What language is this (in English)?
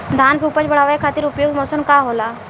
Bhojpuri